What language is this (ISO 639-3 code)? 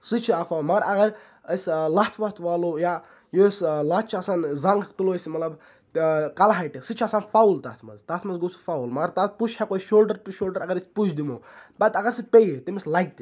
kas